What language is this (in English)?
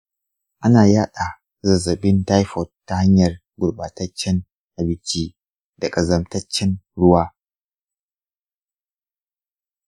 Hausa